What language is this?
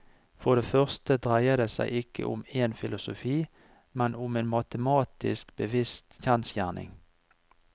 Norwegian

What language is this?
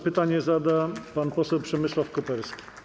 Polish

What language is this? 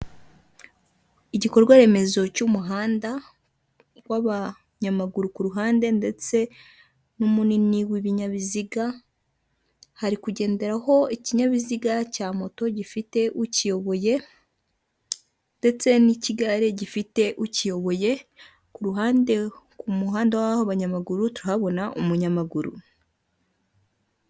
Kinyarwanda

